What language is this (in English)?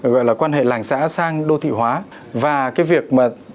Vietnamese